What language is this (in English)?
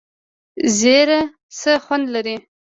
Pashto